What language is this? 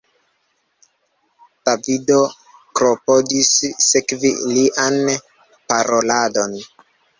Esperanto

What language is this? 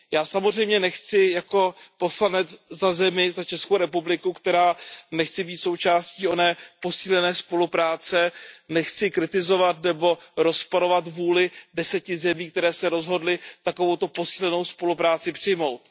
Czech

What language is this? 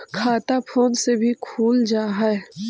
Magahi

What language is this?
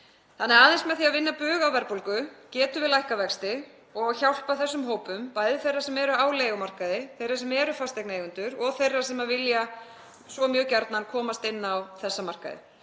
Icelandic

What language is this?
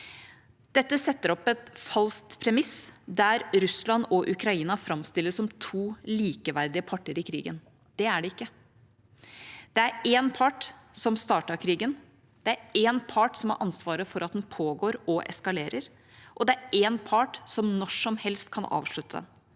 Norwegian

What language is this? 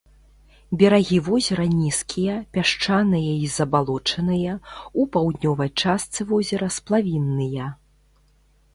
Belarusian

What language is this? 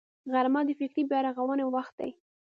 Pashto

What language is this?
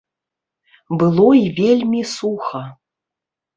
Belarusian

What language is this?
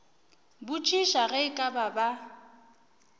Northern Sotho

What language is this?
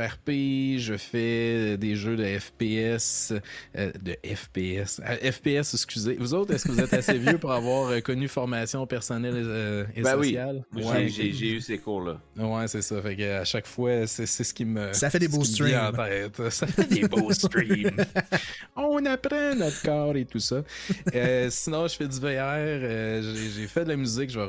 French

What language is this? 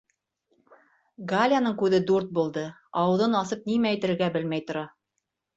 Bashkir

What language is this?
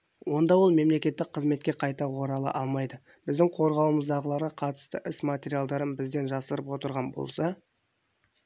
Kazakh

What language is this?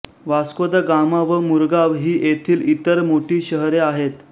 Marathi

